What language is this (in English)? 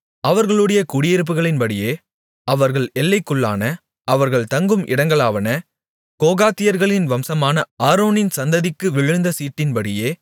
Tamil